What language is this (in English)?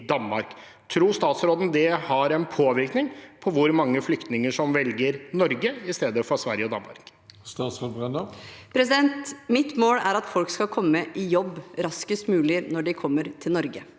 Norwegian